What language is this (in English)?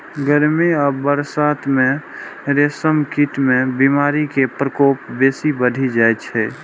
Maithili